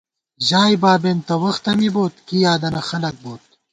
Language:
Gawar-Bati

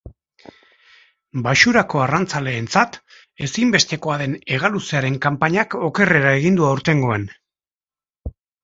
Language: Basque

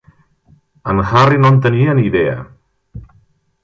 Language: Catalan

